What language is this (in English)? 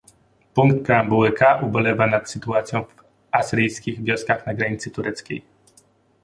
Polish